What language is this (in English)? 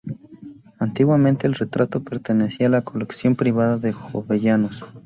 Spanish